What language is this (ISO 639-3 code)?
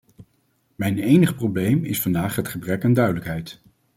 nld